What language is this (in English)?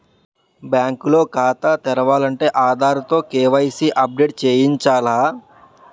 Telugu